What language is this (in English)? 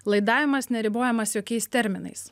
Lithuanian